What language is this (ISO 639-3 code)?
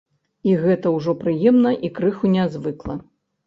bel